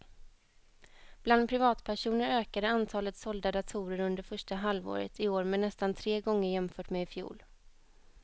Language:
Swedish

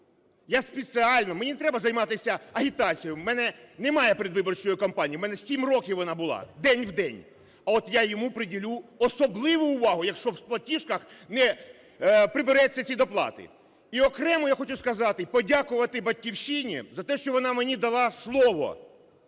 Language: Ukrainian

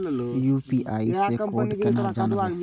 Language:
Maithili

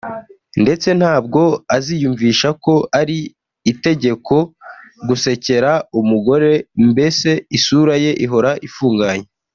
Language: Kinyarwanda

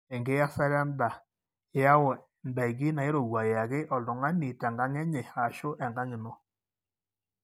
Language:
Masai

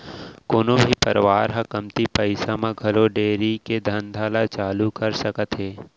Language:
Chhattisgarhi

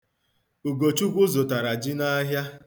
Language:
Igbo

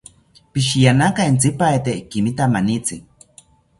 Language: South Ucayali Ashéninka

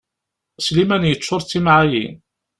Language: Kabyle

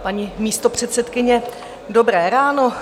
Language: Czech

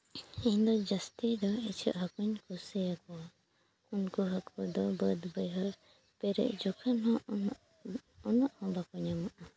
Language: Santali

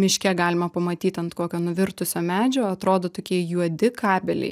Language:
Lithuanian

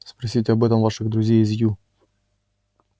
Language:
Russian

